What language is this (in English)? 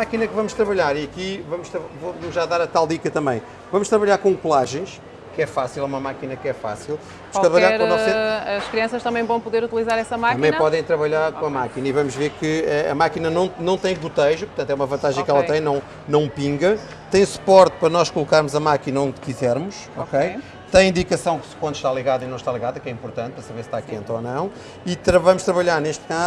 Portuguese